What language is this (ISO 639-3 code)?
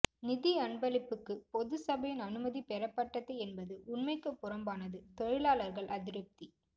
tam